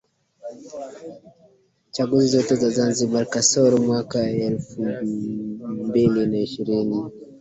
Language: Swahili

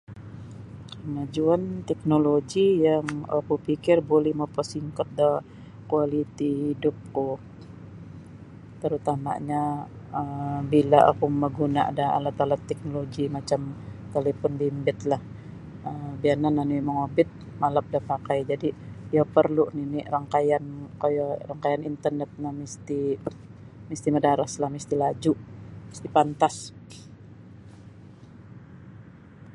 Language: Sabah Bisaya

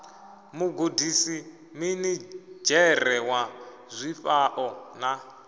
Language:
Venda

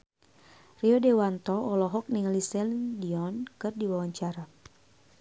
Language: Sundanese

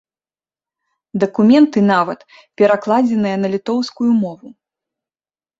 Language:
Belarusian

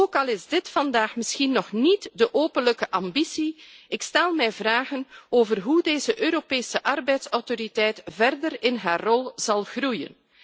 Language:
Dutch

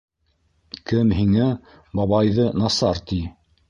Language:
Bashkir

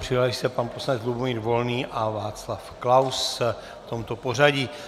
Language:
Czech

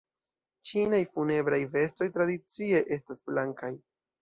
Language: Esperanto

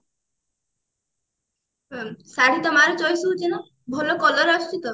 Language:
Odia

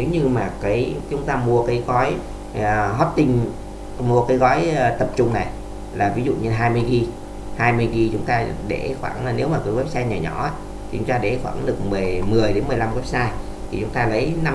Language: Vietnamese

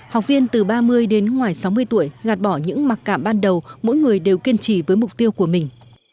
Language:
Vietnamese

